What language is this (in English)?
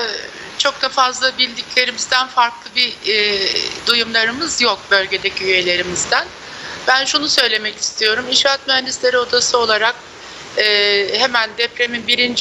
Turkish